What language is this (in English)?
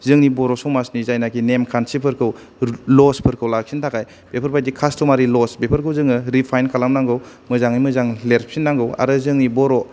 Bodo